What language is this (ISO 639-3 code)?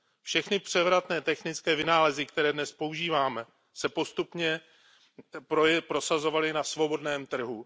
ces